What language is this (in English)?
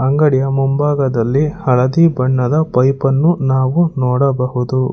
Kannada